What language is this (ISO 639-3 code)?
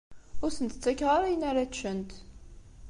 kab